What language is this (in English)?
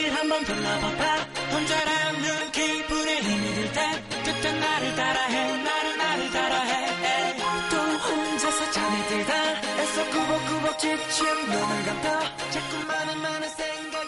Korean